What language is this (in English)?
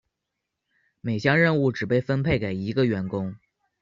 Chinese